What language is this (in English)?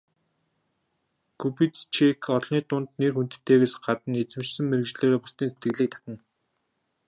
Mongolian